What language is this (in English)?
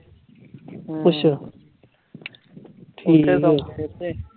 Punjabi